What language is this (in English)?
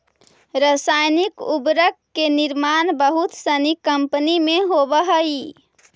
Magahi